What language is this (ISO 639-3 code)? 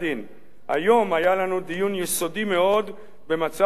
heb